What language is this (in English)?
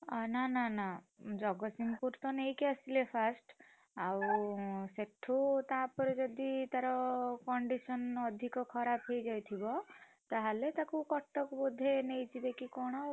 Odia